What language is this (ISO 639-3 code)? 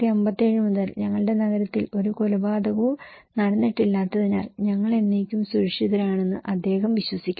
mal